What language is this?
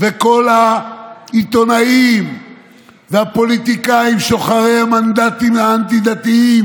Hebrew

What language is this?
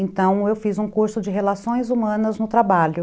Portuguese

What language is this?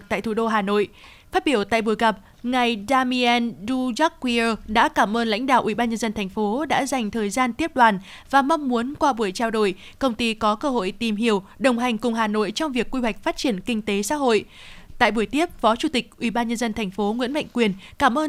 Vietnamese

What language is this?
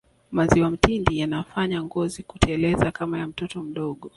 Swahili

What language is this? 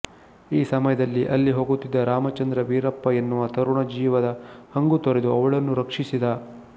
Kannada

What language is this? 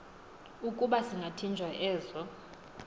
Xhosa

